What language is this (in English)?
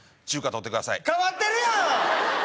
Japanese